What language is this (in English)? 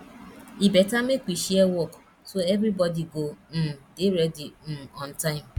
Nigerian Pidgin